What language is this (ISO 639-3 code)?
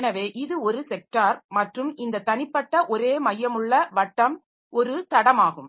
tam